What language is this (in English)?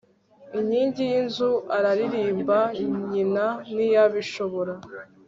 Kinyarwanda